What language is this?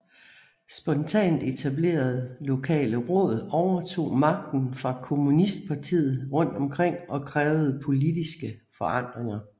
Danish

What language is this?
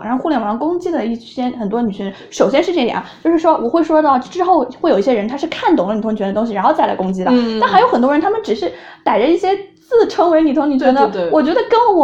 Chinese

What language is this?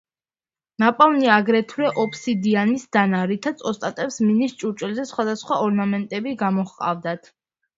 Georgian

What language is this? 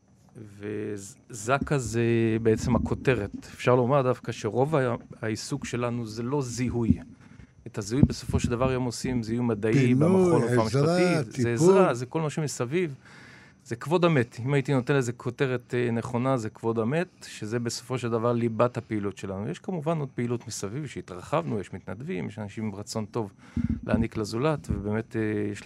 Hebrew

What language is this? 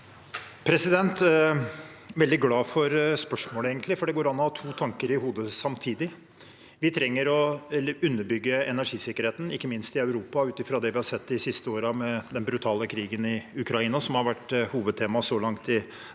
Norwegian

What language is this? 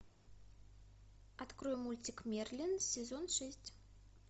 Russian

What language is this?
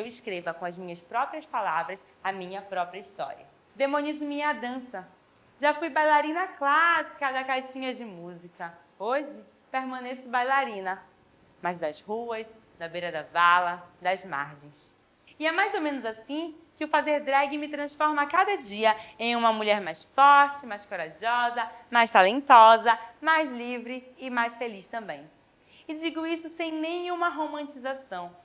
Portuguese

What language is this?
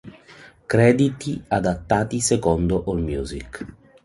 Italian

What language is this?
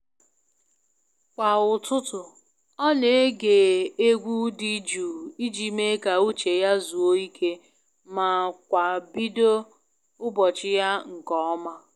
Igbo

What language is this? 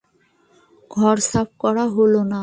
Bangla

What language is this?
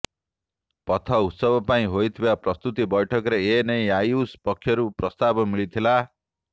Odia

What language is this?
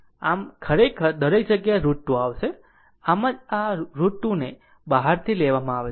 Gujarati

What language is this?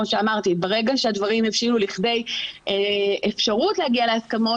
Hebrew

